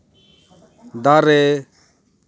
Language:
Santali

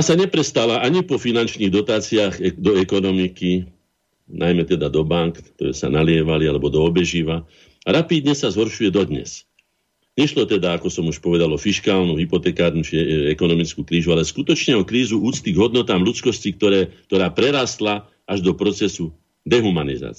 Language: Slovak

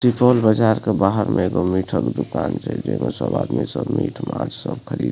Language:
Maithili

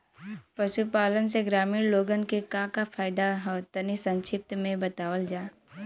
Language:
Bhojpuri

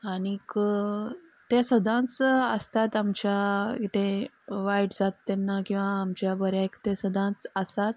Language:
Konkani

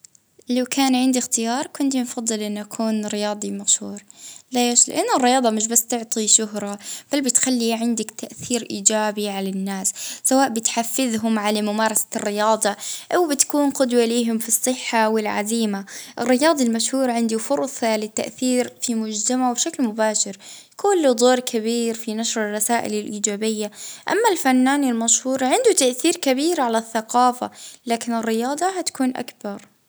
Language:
Libyan Arabic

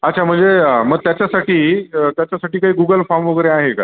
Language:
Marathi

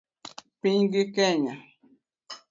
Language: Luo (Kenya and Tanzania)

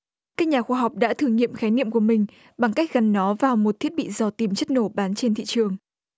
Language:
Vietnamese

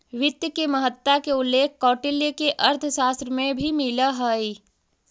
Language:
Magahi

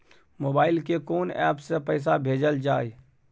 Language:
Maithili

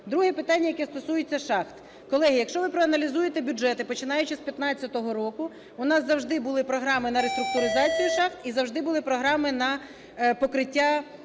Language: Ukrainian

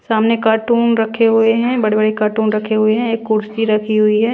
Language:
Hindi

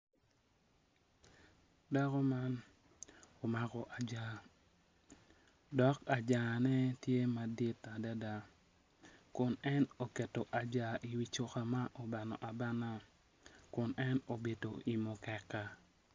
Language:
Acoli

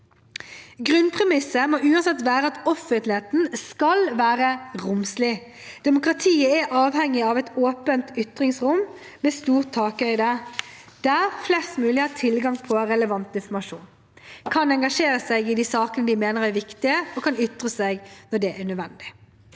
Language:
Norwegian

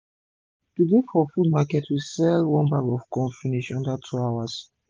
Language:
Nigerian Pidgin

